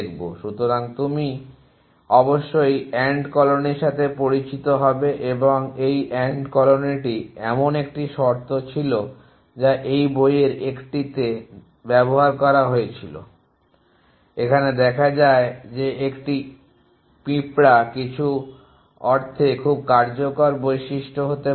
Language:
Bangla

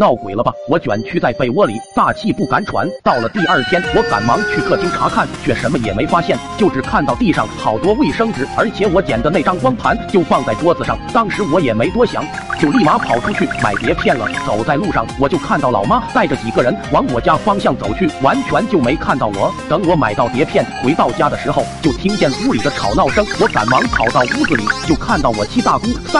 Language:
Chinese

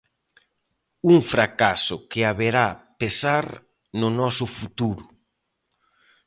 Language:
Galician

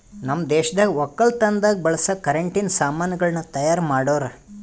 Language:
Kannada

